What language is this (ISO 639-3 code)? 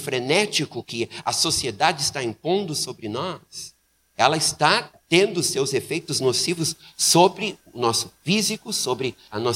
por